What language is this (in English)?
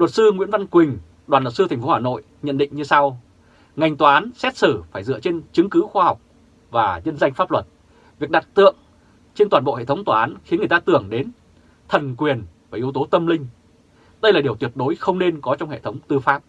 Vietnamese